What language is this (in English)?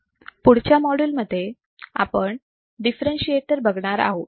Marathi